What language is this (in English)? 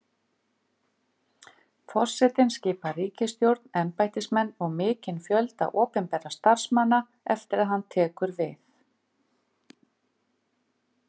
Icelandic